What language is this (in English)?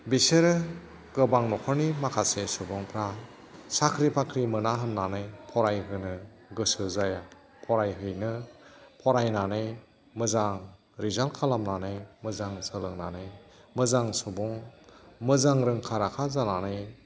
Bodo